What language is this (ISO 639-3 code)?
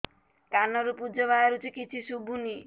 ori